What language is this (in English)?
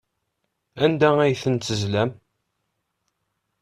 Kabyle